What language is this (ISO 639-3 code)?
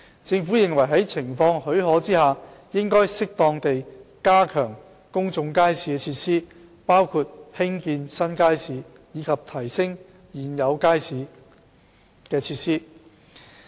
yue